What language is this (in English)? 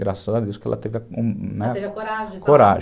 Portuguese